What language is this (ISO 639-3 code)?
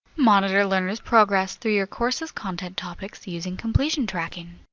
eng